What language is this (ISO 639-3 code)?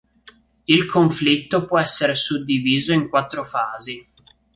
ita